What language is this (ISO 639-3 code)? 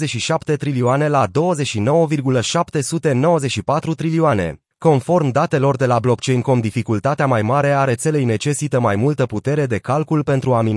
ron